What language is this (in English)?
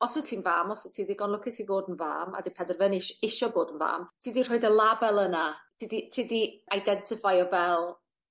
Welsh